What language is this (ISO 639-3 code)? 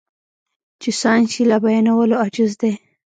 pus